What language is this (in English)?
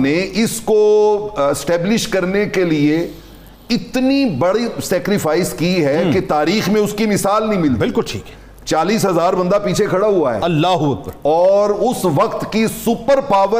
Urdu